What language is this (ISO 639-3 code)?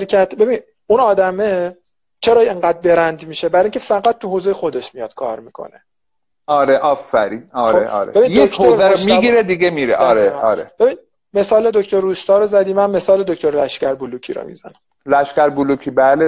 fas